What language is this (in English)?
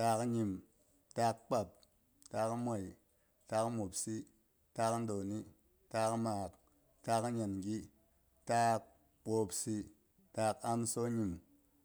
Boghom